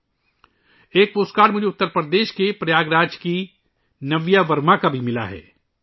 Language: Urdu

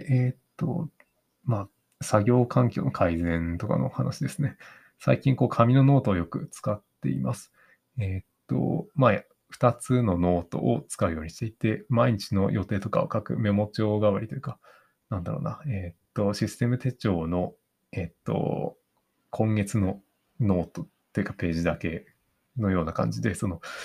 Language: Japanese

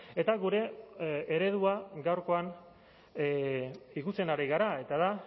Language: Basque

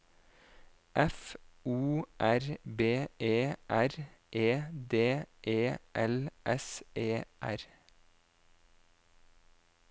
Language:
Norwegian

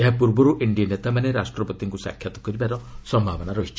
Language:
Odia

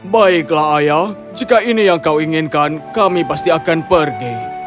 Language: Indonesian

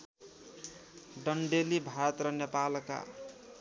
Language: Nepali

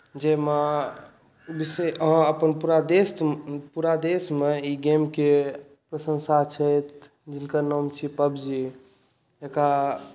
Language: Maithili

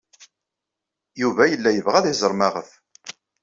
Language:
Kabyle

